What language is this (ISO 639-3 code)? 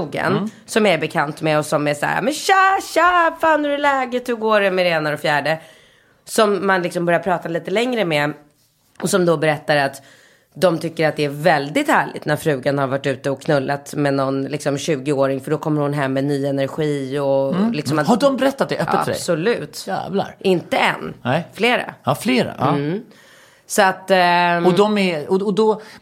swe